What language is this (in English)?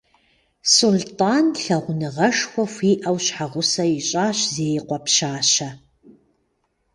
Kabardian